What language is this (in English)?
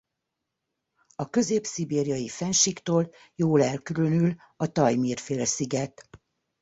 Hungarian